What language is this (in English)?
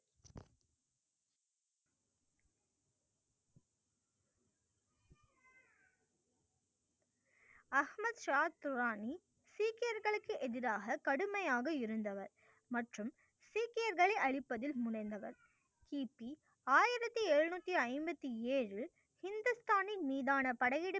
Tamil